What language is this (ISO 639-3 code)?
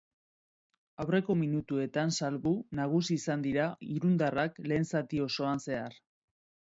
eus